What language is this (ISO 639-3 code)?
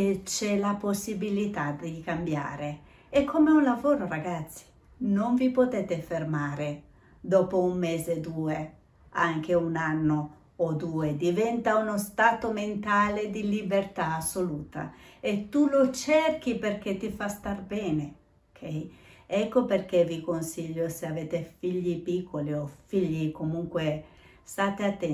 ita